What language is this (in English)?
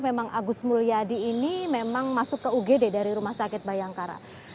Indonesian